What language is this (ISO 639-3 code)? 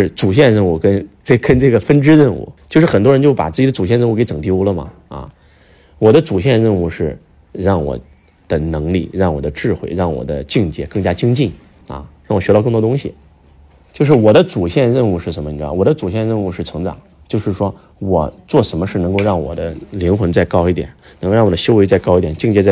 zho